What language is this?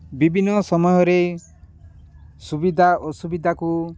Odia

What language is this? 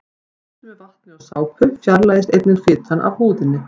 Icelandic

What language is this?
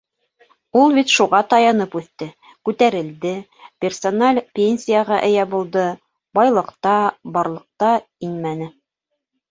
Bashkir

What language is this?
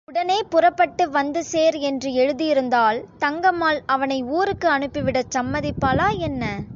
Tamil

